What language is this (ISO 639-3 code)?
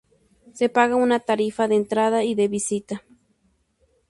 spa